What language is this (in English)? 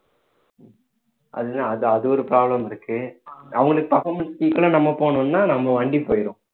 Tamil